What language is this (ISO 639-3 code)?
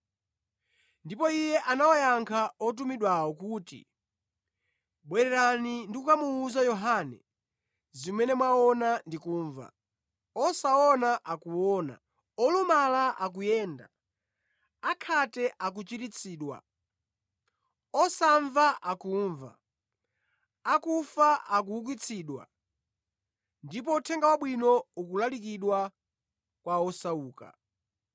nya